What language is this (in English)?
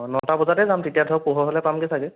Assamese